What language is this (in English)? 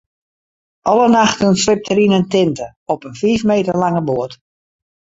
Western Frisian